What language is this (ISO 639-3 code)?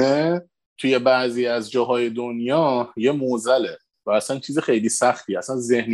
fas